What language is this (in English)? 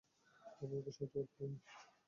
Bangla